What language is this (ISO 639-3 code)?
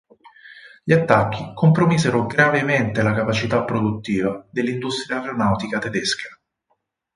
ita